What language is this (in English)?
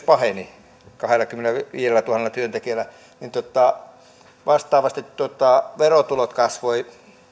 Finnish